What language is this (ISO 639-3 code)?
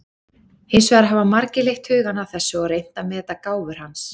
isl